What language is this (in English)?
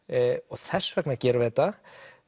Icelandic